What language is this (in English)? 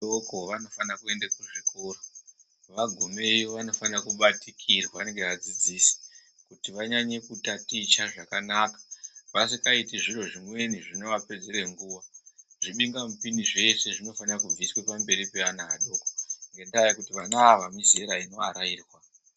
Ndau